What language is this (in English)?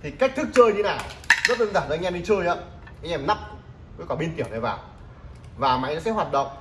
Vietnamese